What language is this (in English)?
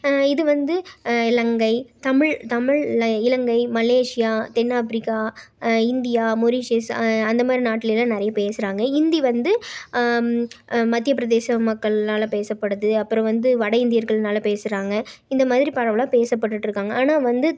Tamil